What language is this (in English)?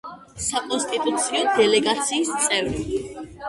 Georgian